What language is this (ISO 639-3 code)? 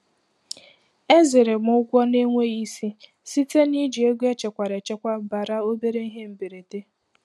ibo